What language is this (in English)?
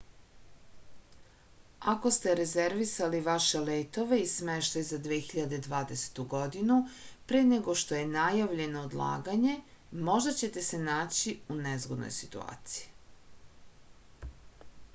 Serbian